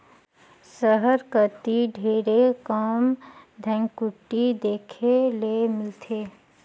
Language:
Chhattisgarhi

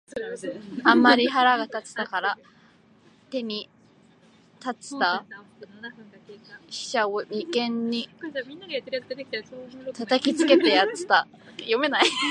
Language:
Japanese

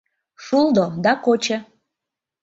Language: Mari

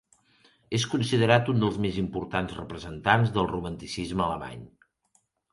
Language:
Catalan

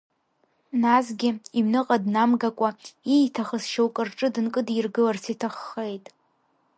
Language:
Abkhazian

